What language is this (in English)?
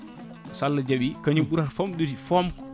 Fula